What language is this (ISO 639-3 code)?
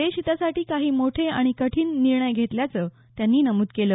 mar